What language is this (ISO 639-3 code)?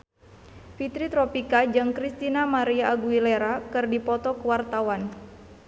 sun